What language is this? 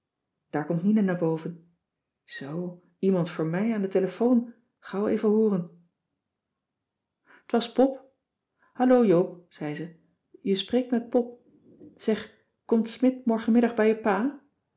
Dutch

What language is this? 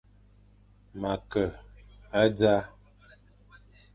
Fang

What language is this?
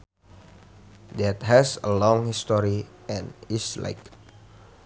Sundanese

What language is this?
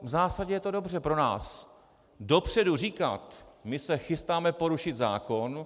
Czech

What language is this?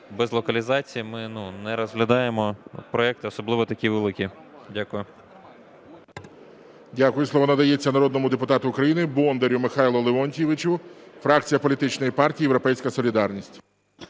Ukrainian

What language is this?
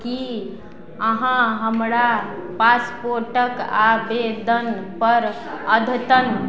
Maithili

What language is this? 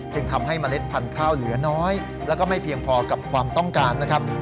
Thai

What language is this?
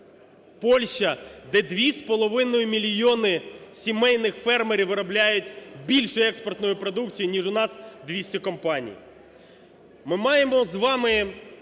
Ukrainian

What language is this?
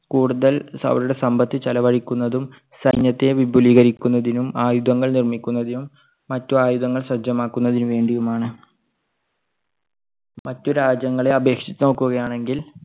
Malayalam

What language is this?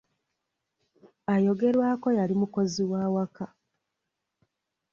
Ganda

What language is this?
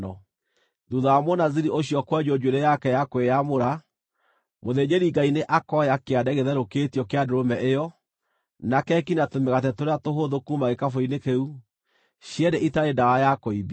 Kikuyu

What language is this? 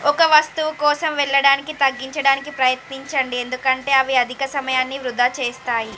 Telugu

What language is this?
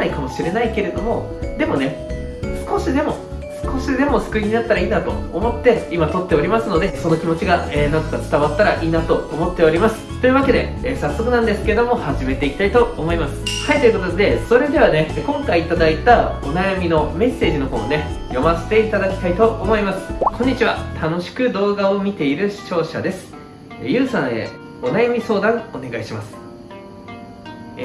Japanese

